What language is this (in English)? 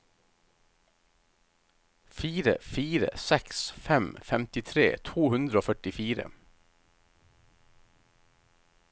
Norwegian